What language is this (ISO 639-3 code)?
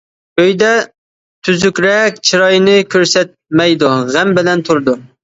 uig